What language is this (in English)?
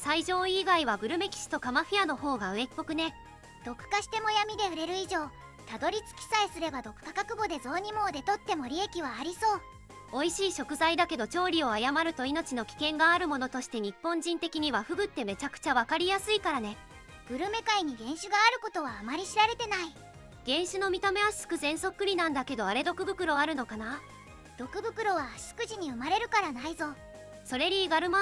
Japanese